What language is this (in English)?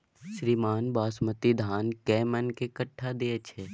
Maithili